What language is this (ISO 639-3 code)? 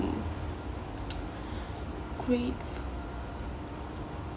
eng